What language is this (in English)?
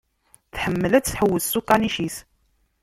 Kabyle